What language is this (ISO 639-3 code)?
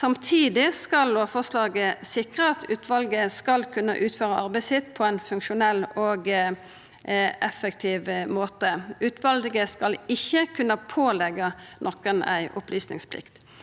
nor